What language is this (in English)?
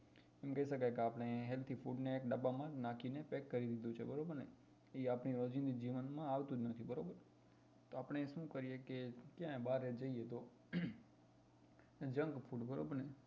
Gujarati